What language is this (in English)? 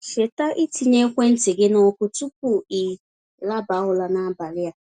Igbo